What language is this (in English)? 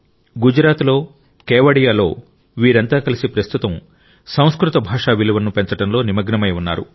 Telugu